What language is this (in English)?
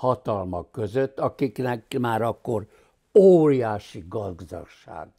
Hungarian